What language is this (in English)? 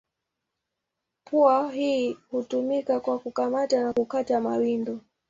Swahili